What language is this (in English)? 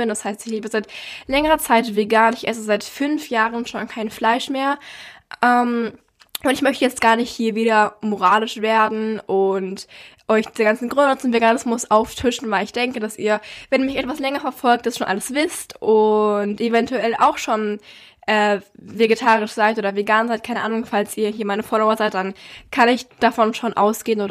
German